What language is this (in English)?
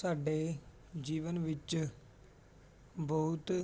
Punjabi